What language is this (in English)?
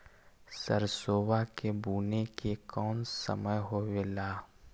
Magahi